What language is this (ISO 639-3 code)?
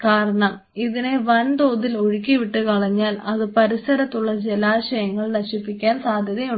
mal